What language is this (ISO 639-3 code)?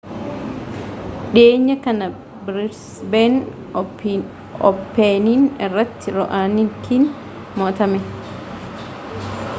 orm